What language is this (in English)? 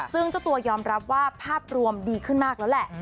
Thai